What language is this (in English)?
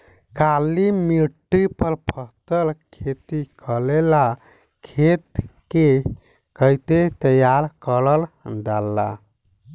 Bhojpuri